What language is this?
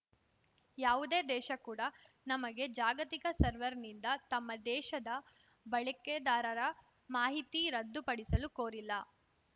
Kannada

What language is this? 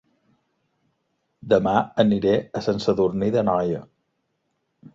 Catalan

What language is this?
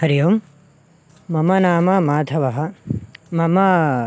Sanskrit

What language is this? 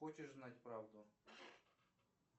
Russian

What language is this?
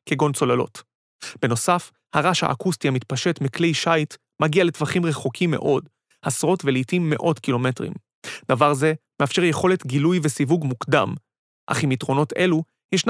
Hebrew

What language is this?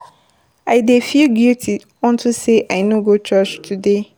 Nigerian Pidgin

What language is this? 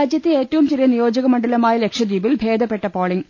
Malayalam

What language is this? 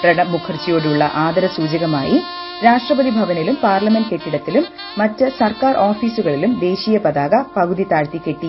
Malayalam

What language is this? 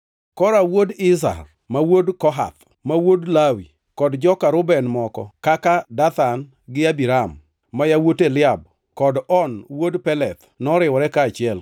Luo (Kenya and Tanzania)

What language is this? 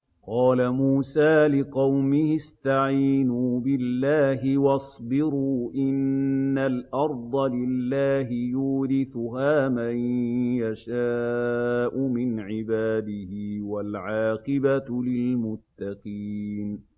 Arabic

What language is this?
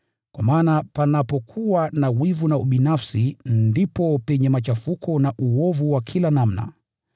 Swahili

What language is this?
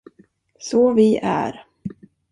Swedish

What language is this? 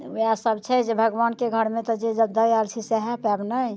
Maithili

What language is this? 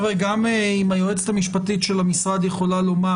Hebrew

